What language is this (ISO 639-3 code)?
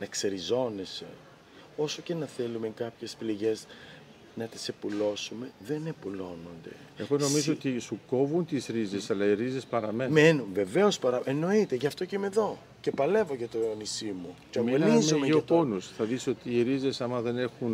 ell